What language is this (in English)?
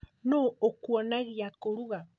Kikuyu